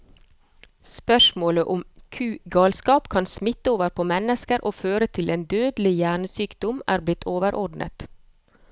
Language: Norwegian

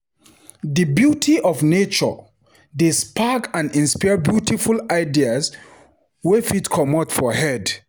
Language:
Nigerian Pidgin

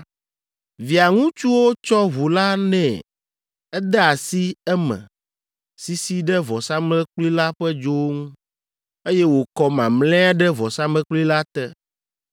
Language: Ewe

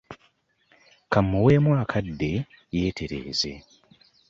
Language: Ganda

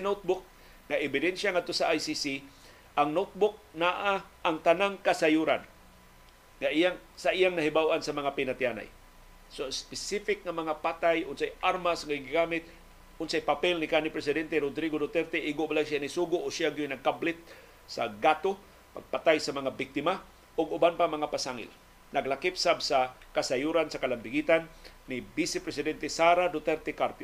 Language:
Filipino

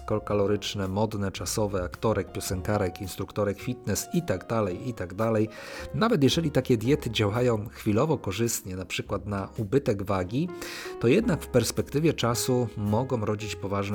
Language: Polish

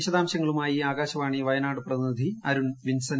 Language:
Malayalam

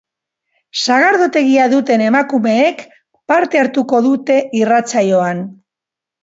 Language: Basque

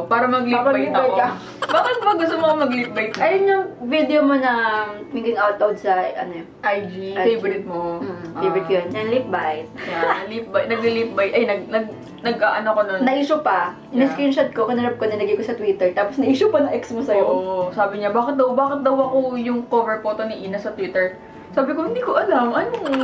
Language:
Filipino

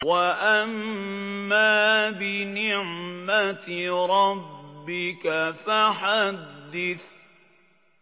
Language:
Arabic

